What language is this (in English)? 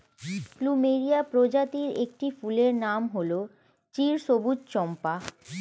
Bangla